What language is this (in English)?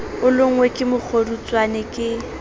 Southern Sotho